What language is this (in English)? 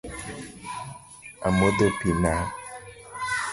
Luo (Kenya and Tanzania)